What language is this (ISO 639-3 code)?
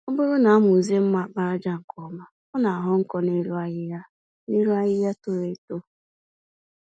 ibo